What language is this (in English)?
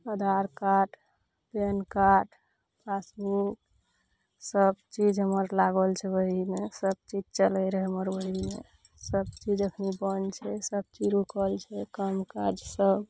Maithili